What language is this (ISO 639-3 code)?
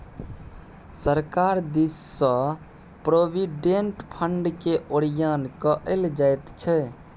mai